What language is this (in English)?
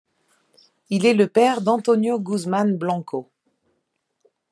French